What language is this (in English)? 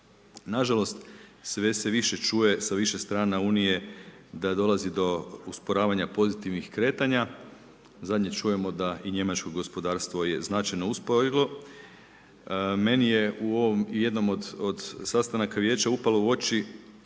Croatian